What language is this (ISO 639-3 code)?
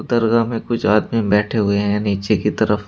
hin